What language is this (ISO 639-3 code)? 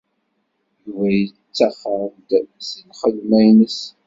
kab